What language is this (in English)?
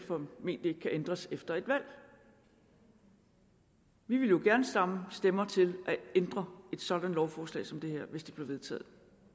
Danish